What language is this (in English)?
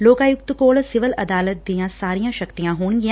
Punjabi